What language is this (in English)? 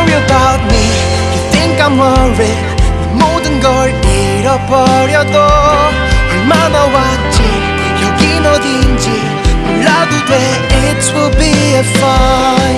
Vietnamese